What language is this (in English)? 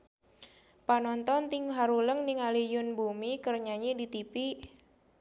Sundanese